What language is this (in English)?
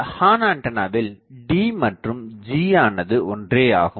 Tamil